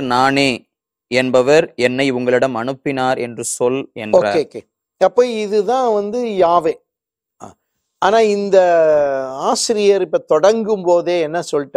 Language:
Tamil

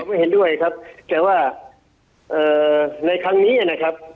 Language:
Thai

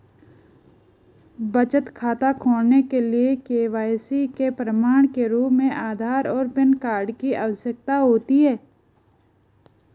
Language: Hindi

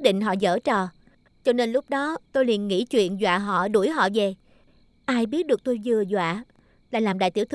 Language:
Vietnamese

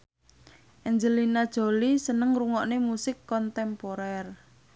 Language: Javanese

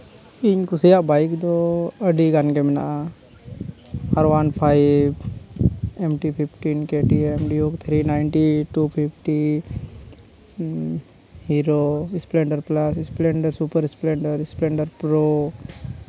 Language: Santali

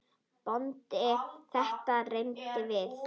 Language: Icelandic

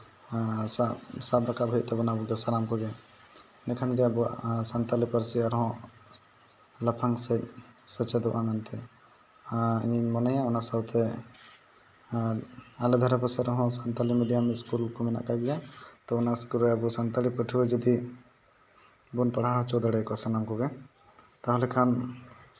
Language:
Santali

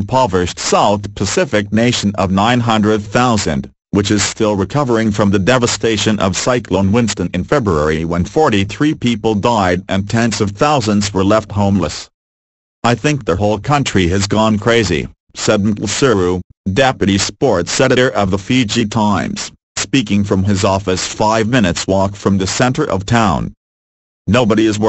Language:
English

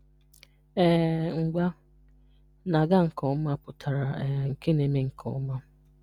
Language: Igbo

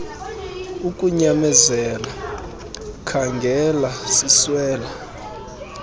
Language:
Xhosa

